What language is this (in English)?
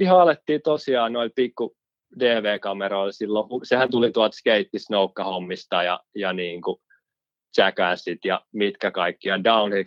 Finnish